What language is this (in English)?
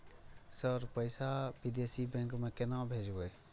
Maithili